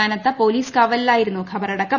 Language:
Malayalam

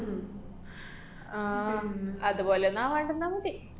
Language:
Malayalam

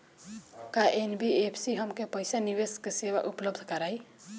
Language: Bhojpuri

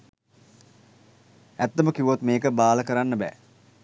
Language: Sinhala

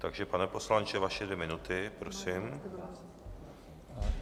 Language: Czech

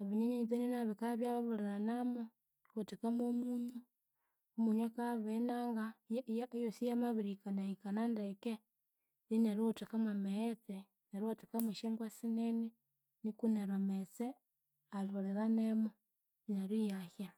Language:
Konzo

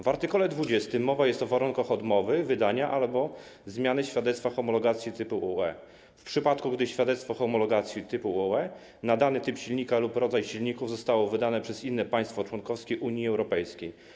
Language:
Polish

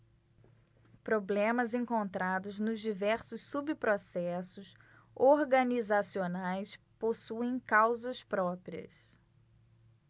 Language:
Portuguese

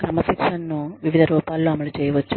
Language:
Telugu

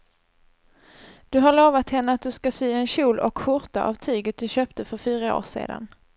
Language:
Swedish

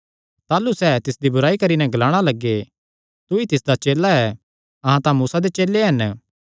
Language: Kangri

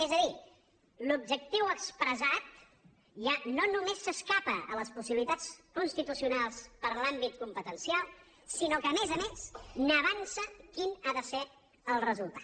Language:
Catalan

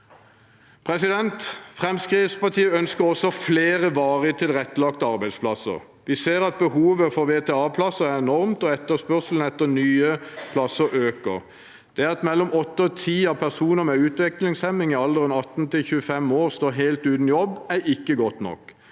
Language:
Norwegian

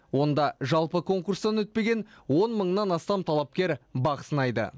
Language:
Kazakh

